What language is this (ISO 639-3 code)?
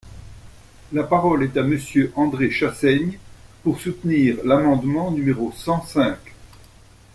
fra